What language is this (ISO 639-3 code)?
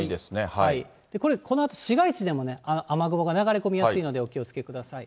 jpn